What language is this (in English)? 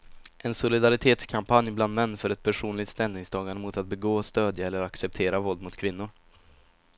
Swedish